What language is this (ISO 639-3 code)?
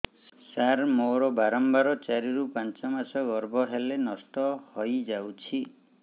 ori